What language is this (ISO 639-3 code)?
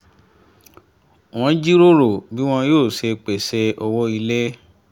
yor